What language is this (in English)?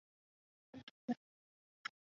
Chinese